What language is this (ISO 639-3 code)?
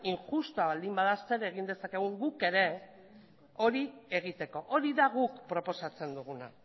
eus